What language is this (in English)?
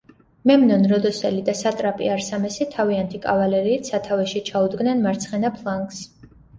Georgian